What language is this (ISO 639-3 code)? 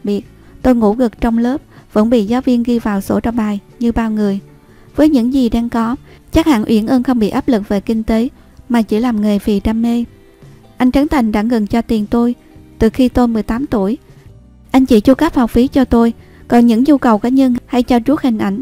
vie